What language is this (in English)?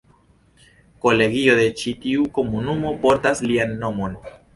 Esperanto